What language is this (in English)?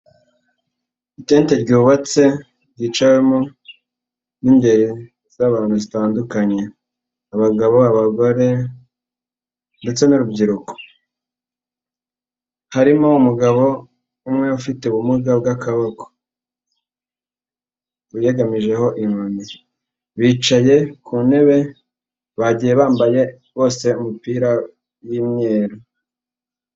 Kinyarwanda